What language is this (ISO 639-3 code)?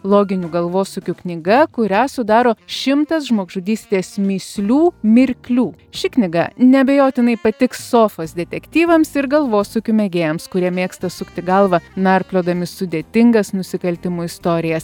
lit